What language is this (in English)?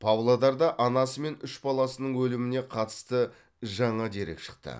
Kazakh